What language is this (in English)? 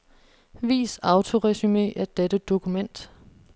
Danish